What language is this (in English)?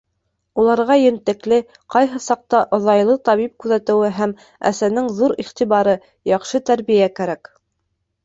Bashkir